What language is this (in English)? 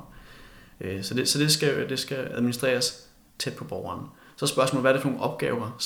Danish